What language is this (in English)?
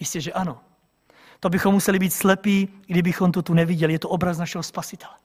Czech